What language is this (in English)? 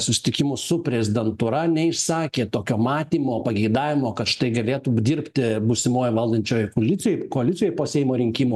Lithuanian